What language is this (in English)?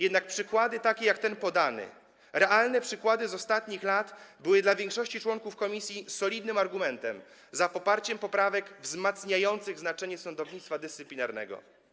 Polish